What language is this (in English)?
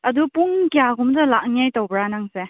Manipuri